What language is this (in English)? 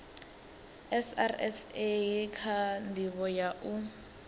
Venda